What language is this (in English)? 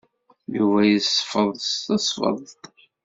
Kabyle